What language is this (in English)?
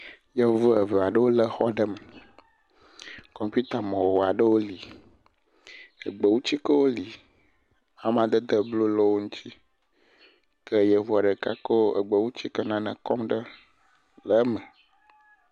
Ewe